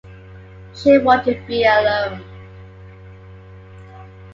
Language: English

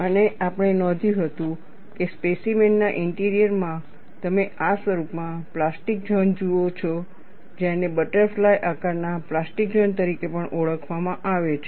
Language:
Gujarati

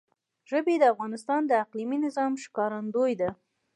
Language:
Pashto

